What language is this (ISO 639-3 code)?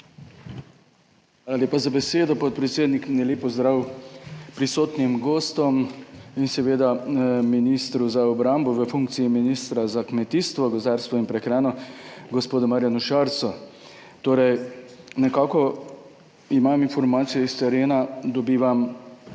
slv